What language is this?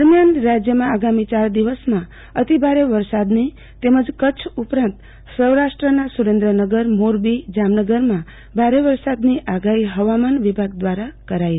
Gujarati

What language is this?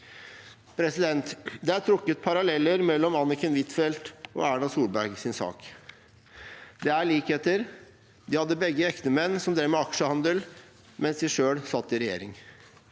Norwegian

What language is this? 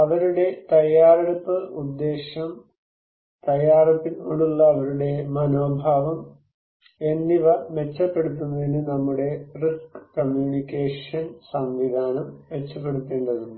Malayalam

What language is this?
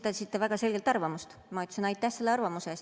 Estonian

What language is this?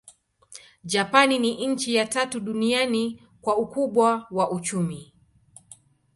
Swahili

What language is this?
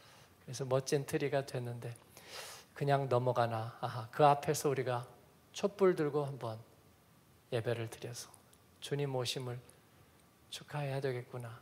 Korean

